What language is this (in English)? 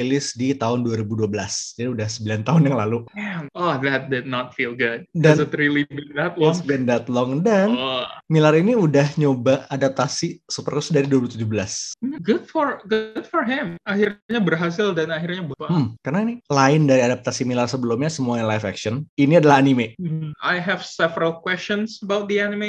Indonesian